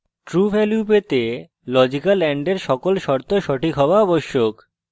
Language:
Bangla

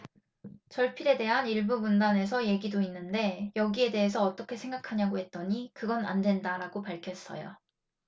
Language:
Korean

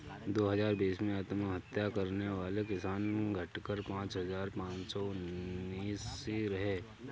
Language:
Hindi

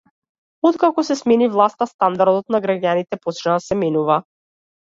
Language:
Macedonian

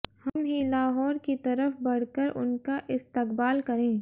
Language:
Hindi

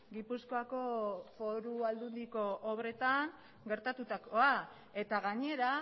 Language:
Basque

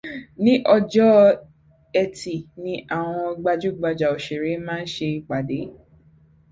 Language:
Yoruba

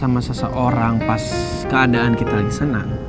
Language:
Indonesian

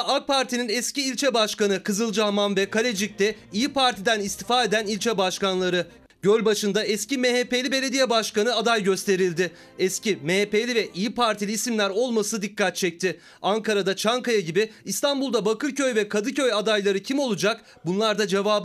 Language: Turkish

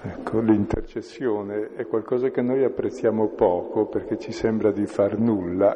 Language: Italian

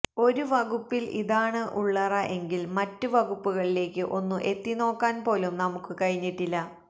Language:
Malayalam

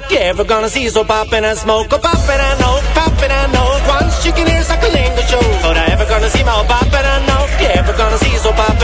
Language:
Romanian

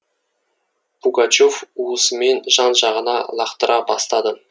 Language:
Kazakh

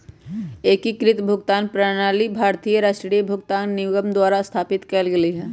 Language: Magahi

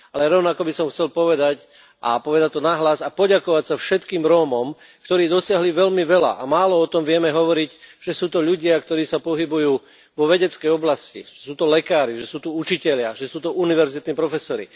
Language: Slovak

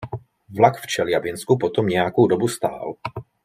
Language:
Czech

